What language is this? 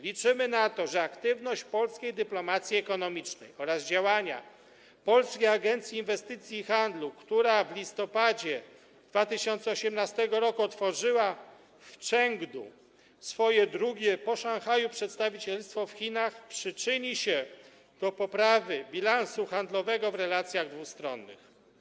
Polish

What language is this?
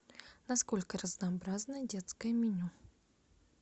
Russian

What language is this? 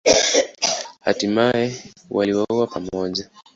Swahili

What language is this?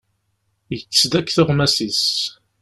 Kabyle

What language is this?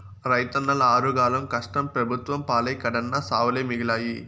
Telugu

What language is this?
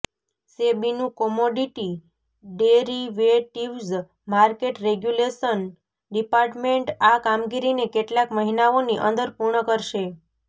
Gujarati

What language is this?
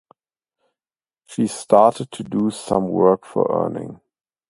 English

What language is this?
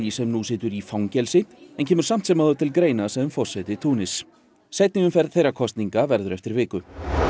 Icelandic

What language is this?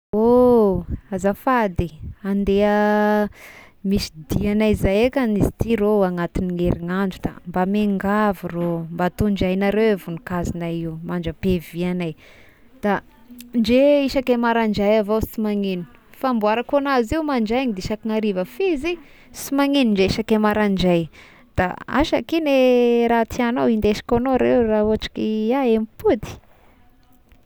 Tesaka Malagasy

